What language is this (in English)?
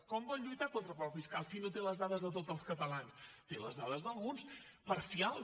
Catalan